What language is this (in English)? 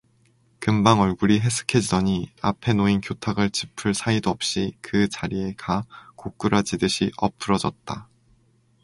Korean